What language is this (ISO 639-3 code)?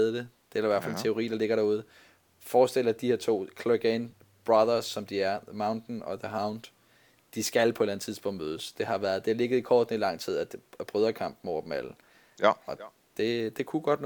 dan